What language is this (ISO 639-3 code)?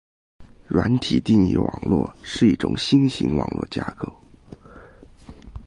zho